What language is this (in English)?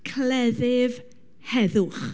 Welsh